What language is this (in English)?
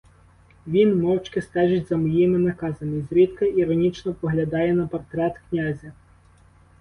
Ukrainian